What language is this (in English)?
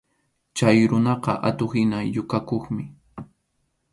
Arequipa-La Unión Quechua